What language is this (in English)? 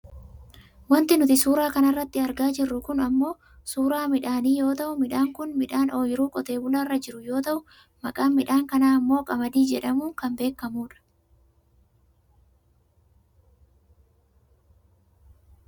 Oromo